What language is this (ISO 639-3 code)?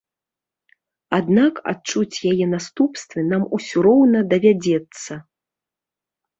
bel